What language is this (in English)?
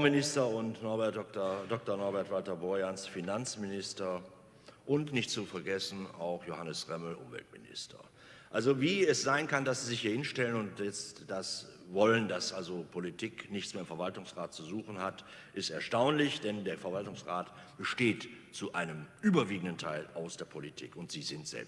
German